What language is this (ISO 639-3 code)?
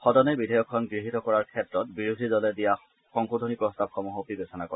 asm